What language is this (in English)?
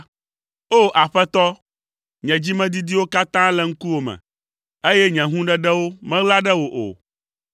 Ewe